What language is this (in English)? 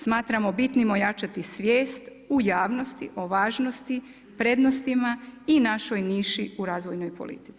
Croatian